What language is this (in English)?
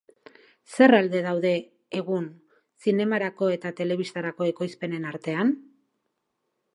Basque